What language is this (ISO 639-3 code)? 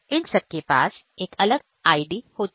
hin